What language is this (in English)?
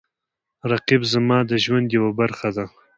Pashto